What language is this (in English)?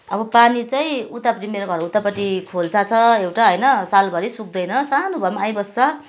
Nepali